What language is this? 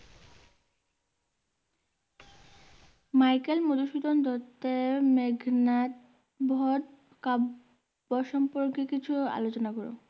Bangla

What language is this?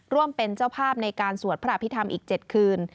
Thai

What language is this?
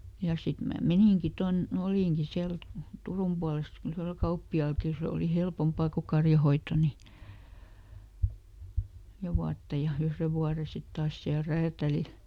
Finnish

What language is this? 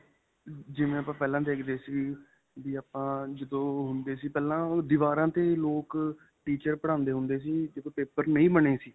Punjabi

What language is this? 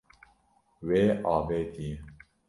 Kurdish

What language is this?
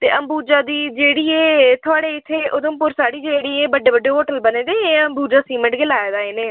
Dogri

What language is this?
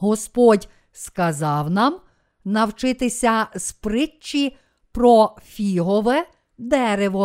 Ukrainian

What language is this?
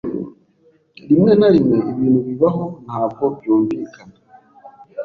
Kinyarwanda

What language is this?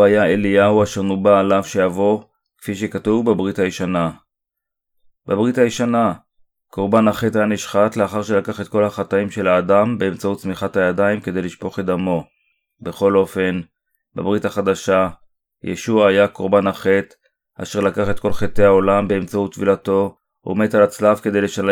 Hebrew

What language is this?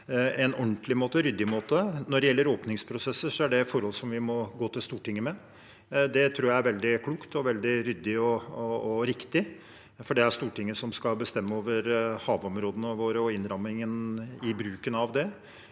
Norwegian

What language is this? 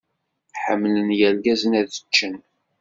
Kabyle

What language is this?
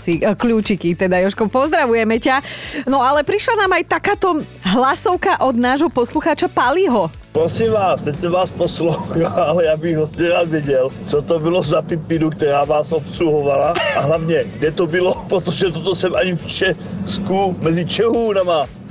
Slovak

